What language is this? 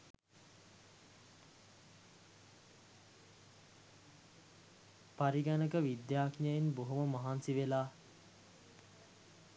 Sinhala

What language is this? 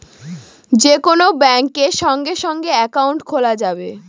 Bangla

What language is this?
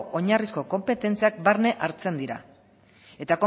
Basque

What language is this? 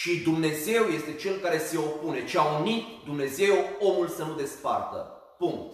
Romanian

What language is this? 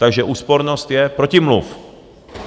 Czech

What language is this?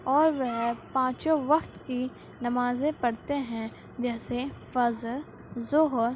Urdu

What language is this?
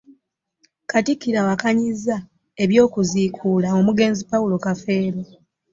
Ganda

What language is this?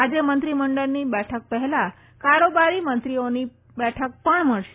Gujarati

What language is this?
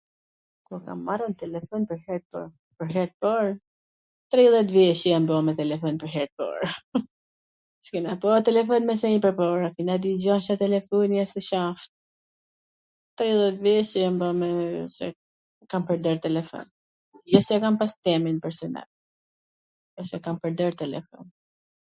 Gheg Albanian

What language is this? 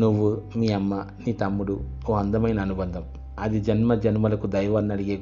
Telugu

